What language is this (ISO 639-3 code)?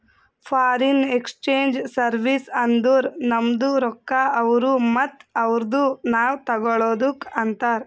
kan